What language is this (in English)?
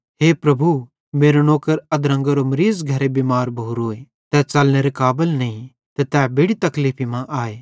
Bhadrawahi